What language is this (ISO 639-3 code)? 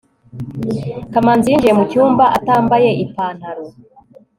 kin